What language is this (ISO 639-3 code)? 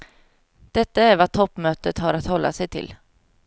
swe